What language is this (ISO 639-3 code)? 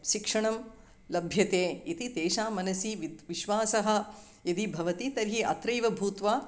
san